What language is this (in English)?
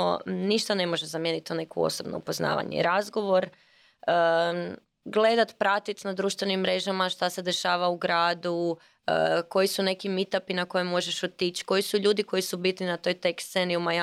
Croatian